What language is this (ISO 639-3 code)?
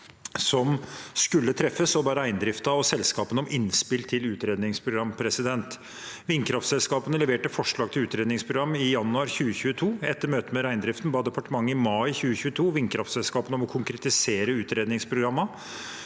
nor